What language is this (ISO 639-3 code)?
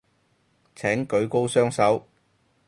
yue